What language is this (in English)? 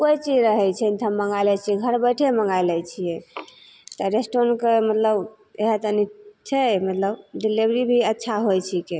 Maithili